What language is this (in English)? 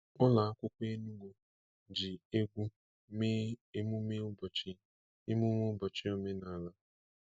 Igbo